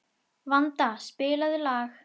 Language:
Icelandic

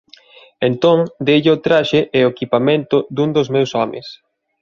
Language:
Galician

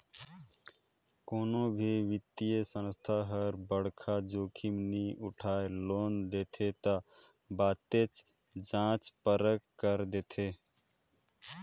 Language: Chhattisgarhi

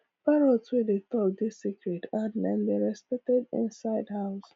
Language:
Nigerian Pidgin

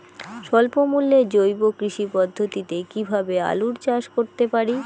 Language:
Bangla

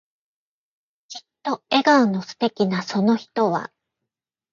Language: Japanese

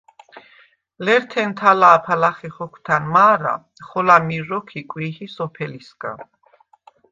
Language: Svan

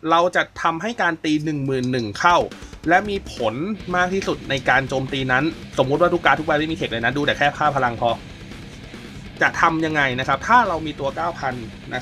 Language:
Thai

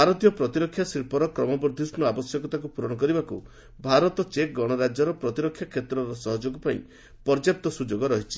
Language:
Odia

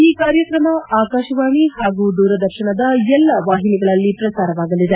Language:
Kannada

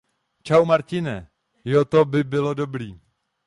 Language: Czech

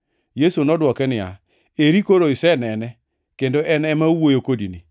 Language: Luo (Kenya and Tanzania)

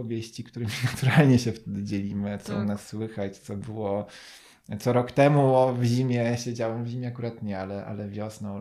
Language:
Polish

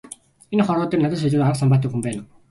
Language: Mongolian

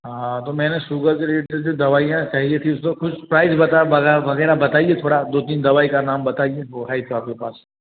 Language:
Hindi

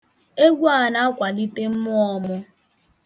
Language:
Igbo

